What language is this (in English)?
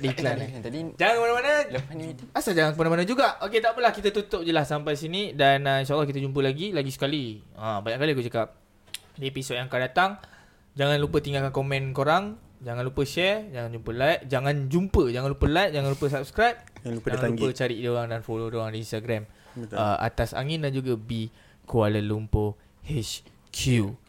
Malay